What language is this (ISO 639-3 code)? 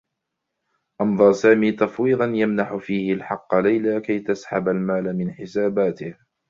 ara